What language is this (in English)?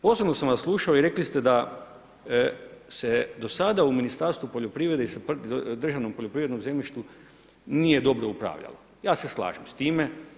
Croatian